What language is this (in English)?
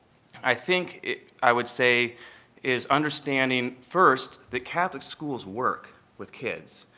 English